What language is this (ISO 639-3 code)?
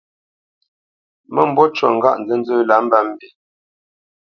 bce